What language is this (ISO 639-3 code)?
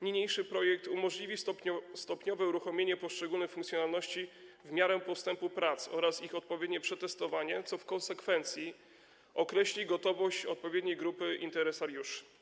pol